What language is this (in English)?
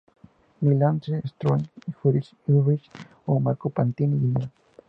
Spanish